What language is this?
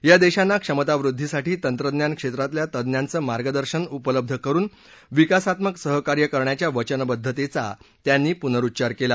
Marathi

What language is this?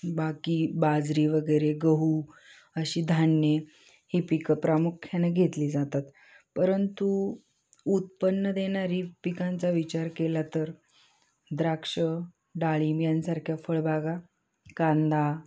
Marathi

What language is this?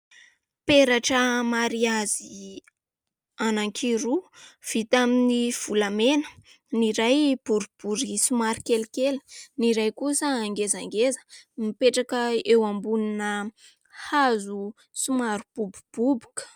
Malagasy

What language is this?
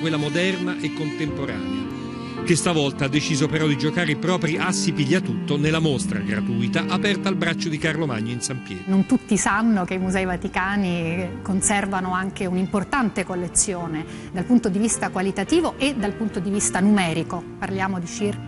Italian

